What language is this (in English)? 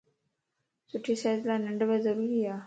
Lasi